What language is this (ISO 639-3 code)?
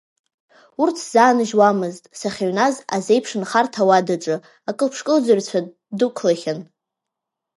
abk